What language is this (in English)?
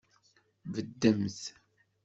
Kabyle